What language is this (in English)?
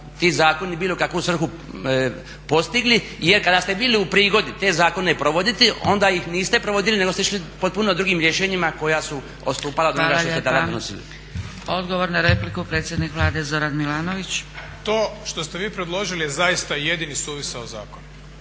Croatian